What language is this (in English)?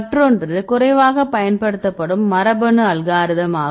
Tamil